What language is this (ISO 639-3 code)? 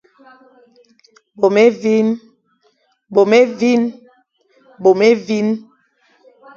fan